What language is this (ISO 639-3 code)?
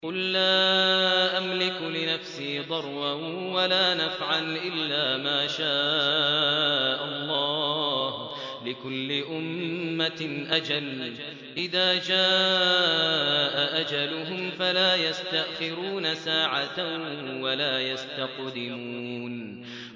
ara